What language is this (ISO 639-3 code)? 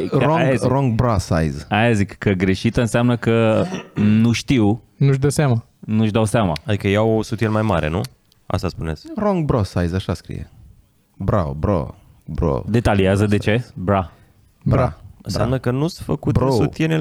ron